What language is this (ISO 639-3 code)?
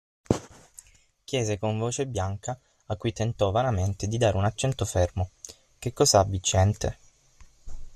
ita